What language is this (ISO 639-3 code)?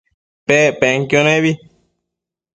mcf